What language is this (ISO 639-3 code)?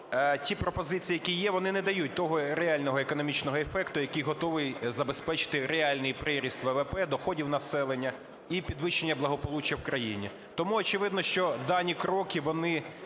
ukr